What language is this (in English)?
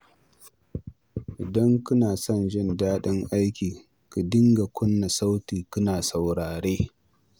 Hausa